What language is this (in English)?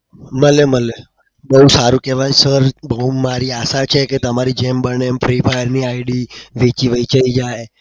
Gujarati